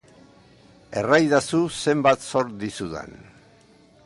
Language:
Basque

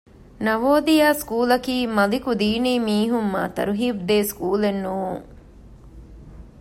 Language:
Divehi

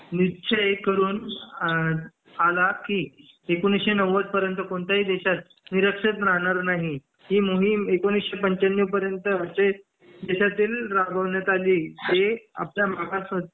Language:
Marathi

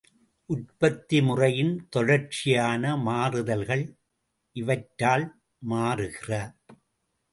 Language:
Tamil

